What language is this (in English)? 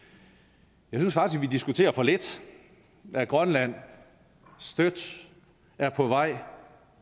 Danish